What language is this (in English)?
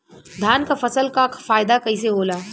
Bhojpuri